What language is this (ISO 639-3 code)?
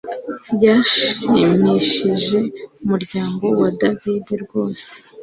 kin